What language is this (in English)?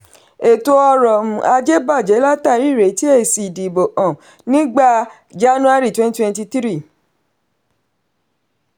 Yoruba